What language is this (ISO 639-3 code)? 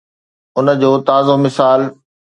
snd